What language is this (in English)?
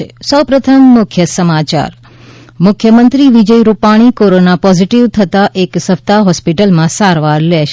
Gujarati